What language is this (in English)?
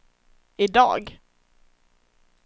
Swedish